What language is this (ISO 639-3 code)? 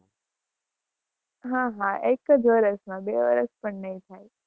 guj